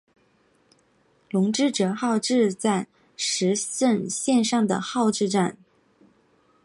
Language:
Chinese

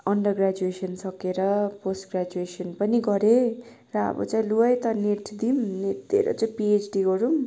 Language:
Nepali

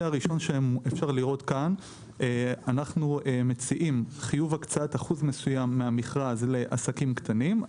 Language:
Hebrew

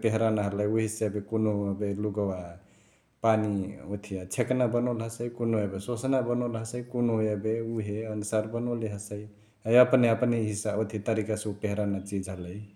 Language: Chitwania Tharu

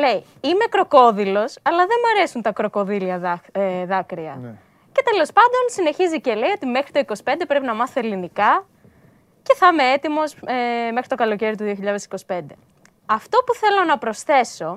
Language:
Greek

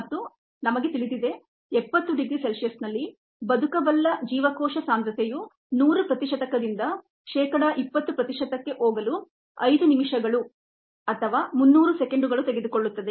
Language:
Kannada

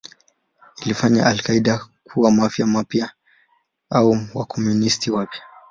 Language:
Swahili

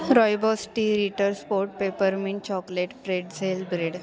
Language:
Marathi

